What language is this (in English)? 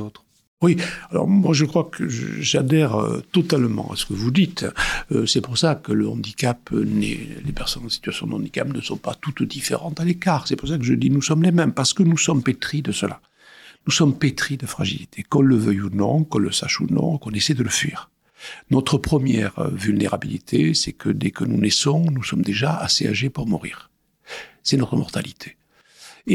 French